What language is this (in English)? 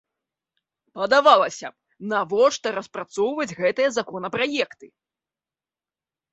Belarusian